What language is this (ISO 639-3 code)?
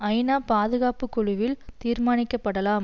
tam